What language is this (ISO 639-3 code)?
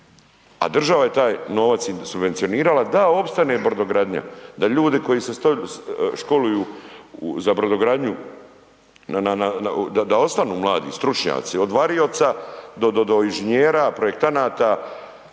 hrv